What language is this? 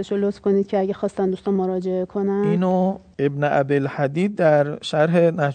Persian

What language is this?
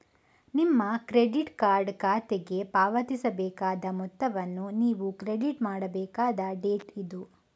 Kannada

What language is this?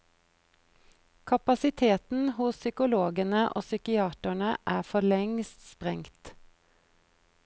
Norwegian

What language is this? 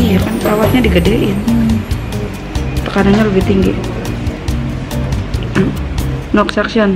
Indonesian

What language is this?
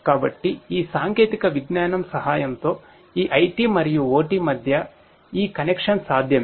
Telugu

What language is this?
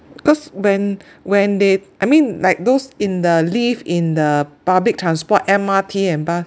English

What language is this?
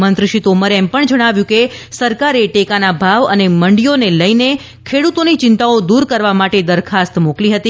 Gujarati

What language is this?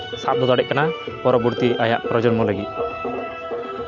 Santali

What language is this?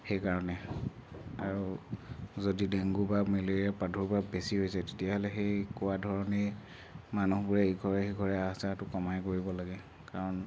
Assamese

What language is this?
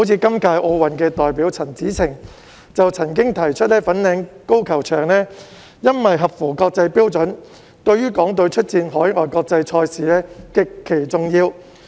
Cantonese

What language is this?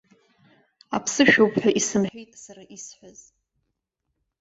Abkhazian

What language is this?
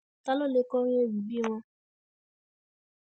Yoruba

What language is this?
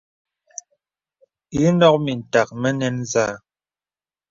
Bebele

